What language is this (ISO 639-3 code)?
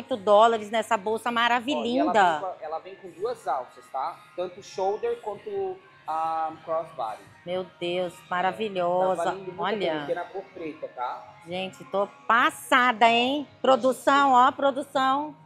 por